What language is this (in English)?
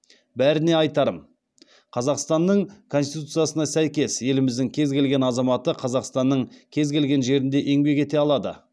Kazakh